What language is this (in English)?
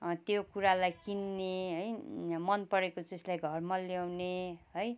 Nepali